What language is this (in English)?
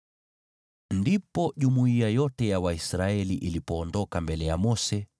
Swahili